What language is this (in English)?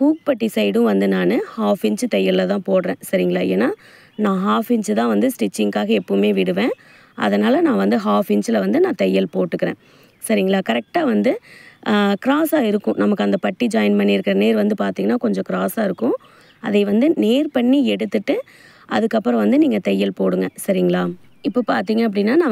Arabic